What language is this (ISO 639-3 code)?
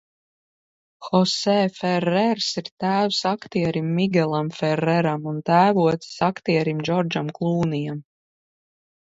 lav